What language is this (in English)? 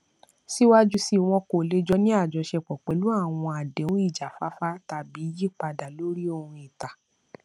Yoruba